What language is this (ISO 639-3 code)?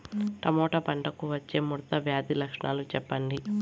tel